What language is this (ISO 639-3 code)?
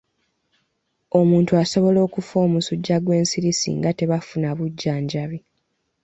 lug